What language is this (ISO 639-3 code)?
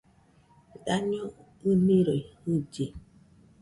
hux